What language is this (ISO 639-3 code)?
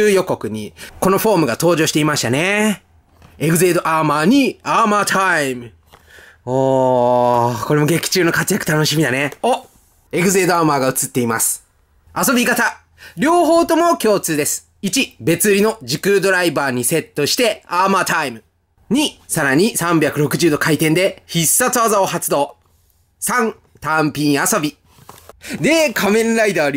jpn